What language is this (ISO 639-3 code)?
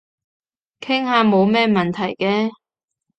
yue